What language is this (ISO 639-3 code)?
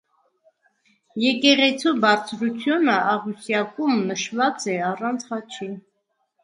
hye